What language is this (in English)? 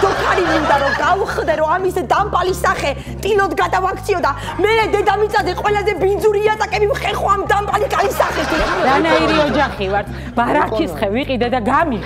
Romanian